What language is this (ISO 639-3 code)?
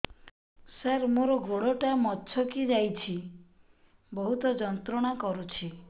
ori